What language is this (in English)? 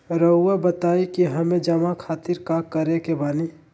Magahi